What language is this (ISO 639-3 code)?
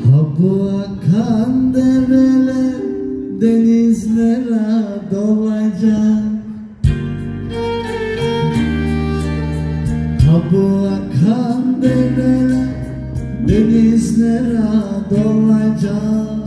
tur